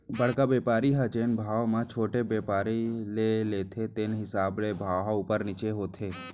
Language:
Chhattisgarhi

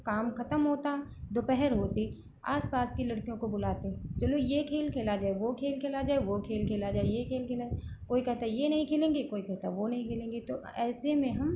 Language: Hindi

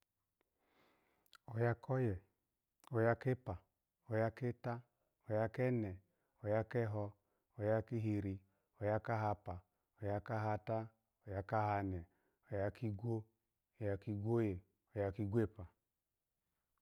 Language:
Alago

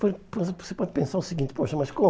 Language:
Portuguese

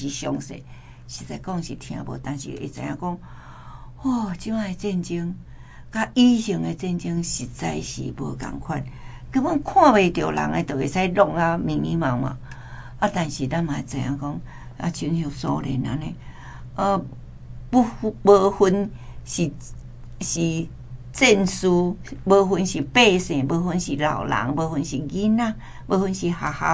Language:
Chinese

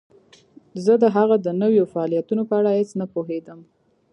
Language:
Pashto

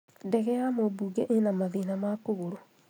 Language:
Kikuyu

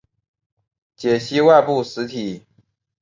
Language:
Chinese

